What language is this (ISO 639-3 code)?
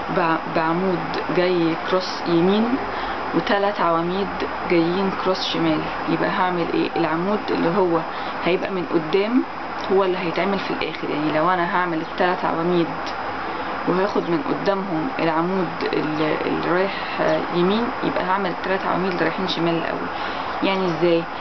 ara